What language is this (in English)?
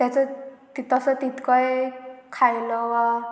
Konkani